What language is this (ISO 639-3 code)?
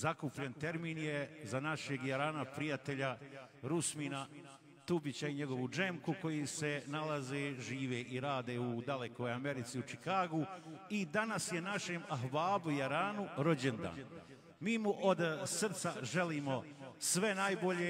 ron